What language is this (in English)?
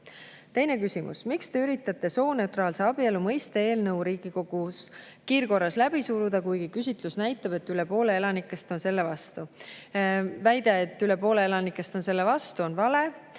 Estonian